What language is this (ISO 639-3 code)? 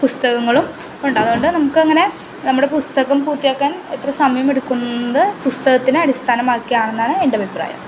mal